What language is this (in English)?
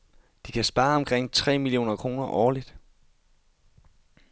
Danish